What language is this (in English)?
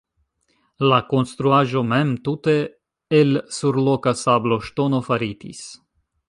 Esperanto